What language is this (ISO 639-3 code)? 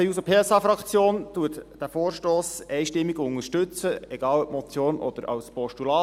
gsw